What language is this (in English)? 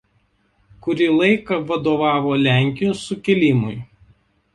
Lithuanian